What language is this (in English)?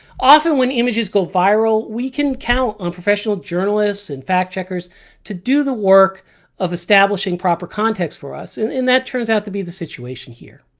English